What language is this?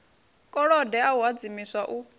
Venda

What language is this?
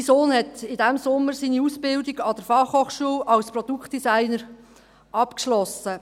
Swiss German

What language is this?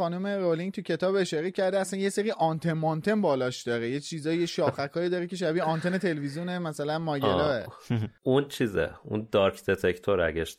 Persian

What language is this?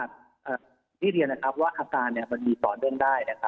Thai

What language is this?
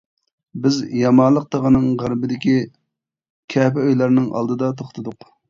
Uyghur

